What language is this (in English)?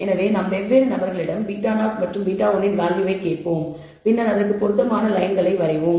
Tamil